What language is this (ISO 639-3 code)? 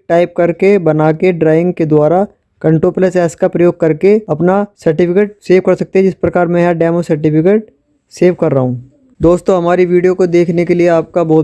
hin